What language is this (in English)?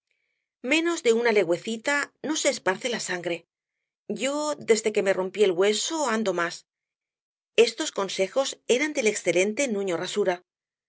Spanish